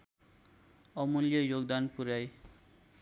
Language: Nepali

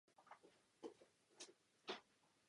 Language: Czech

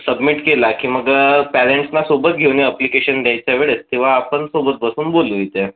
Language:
Marathi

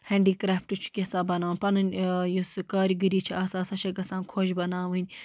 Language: Kashmiri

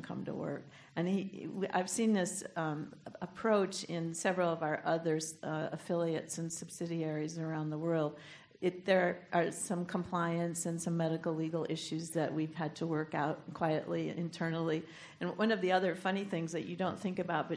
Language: English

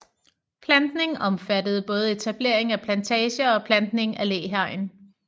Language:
Danish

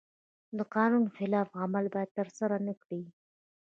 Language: Pashto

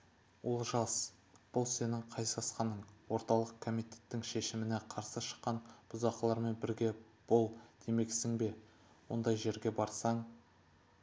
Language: Kazakh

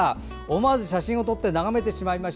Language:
Japanese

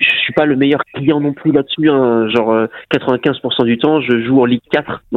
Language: French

